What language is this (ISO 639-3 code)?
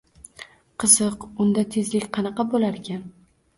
uzb